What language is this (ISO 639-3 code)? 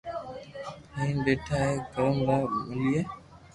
lrk